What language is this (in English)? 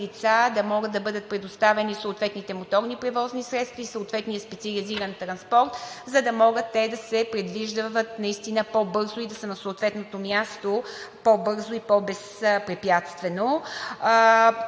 Bulgarian